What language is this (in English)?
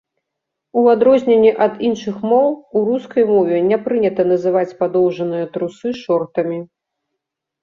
Belarusian